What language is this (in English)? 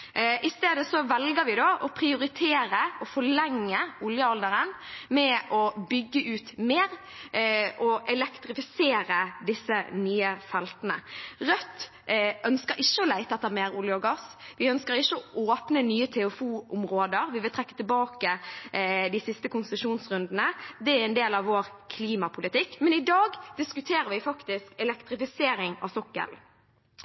Norwegian Bokmål